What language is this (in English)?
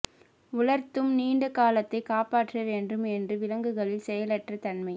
Tamil